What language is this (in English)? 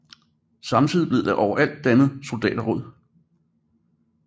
Danish